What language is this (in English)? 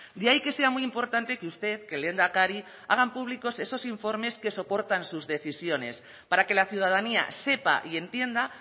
Spanish